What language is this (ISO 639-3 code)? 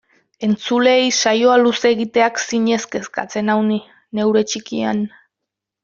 eus